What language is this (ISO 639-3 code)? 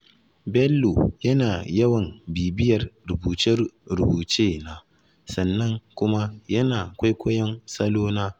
hau